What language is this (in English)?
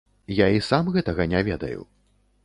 Belarusian